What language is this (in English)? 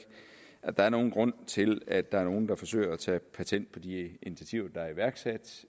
Danish